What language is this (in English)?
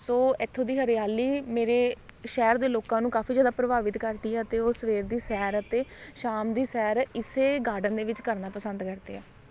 Punjabi